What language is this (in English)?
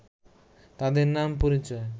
Bangla